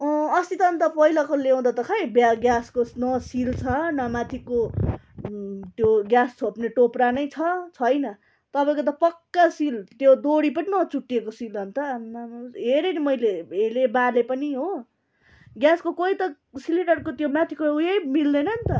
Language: Nepali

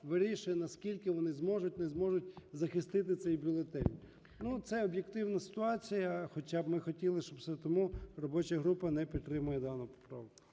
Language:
Ukrainian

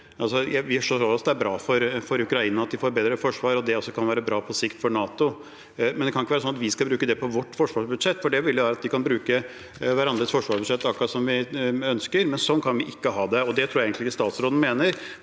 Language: Norwegian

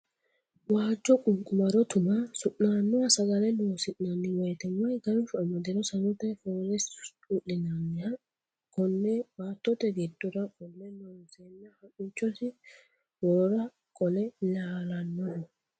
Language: Sidamo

